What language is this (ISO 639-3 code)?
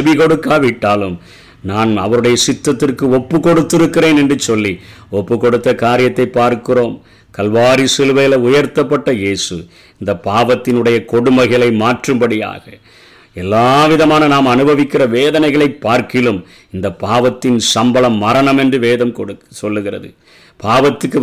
tam